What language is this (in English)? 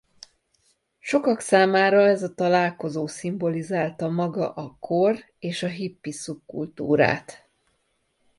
Hungarian